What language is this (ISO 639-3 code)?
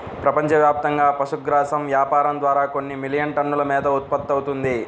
tel